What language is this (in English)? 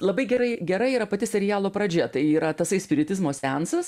Lithuanian